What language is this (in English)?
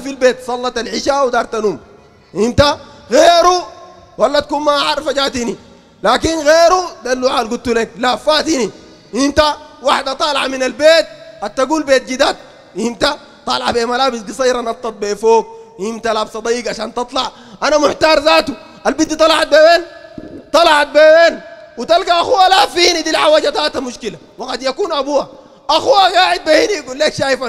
Arabic